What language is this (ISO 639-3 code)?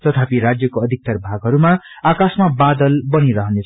nep